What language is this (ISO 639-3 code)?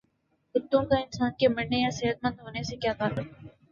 urd